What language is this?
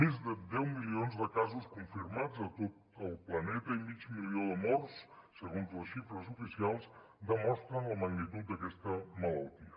Catalan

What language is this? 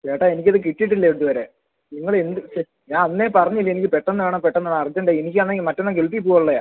Malayalam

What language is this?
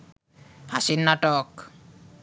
Bangla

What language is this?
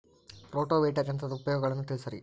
Kannada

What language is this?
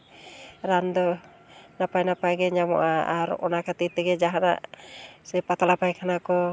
Santali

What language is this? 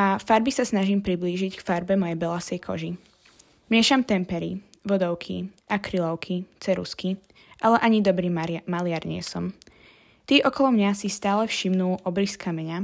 Slovak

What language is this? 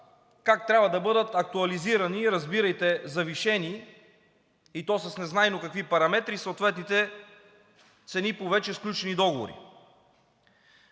Bulgarian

